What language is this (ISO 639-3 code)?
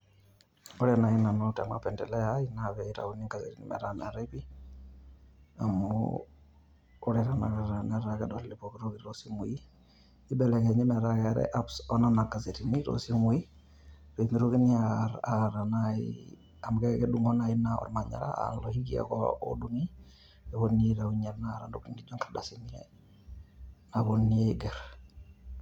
mas